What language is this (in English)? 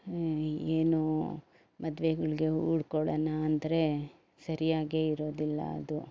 Kannada